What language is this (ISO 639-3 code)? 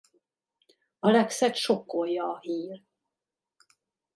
hun